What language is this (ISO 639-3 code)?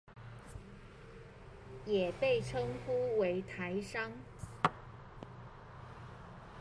zho